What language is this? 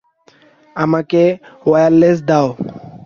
Bangla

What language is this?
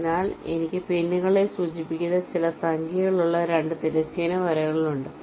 Malayalam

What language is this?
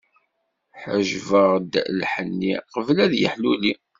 Kabyle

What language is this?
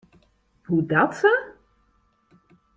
Western Frisian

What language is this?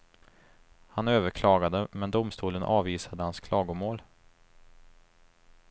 Swedish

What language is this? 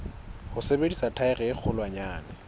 Southern Sotho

